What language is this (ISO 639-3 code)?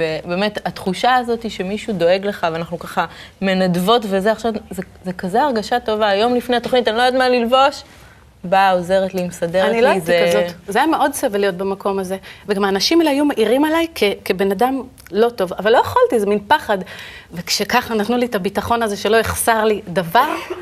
heb